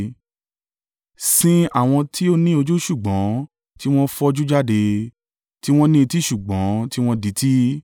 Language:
Yoruba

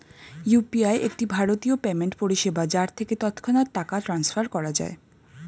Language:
Bangla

